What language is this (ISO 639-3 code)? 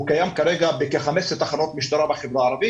heb